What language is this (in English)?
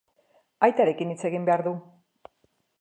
Basque